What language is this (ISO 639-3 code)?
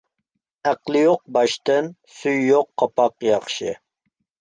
uig